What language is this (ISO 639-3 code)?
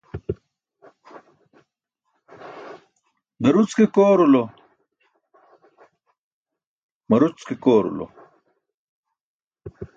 bsk